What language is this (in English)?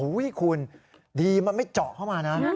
Thai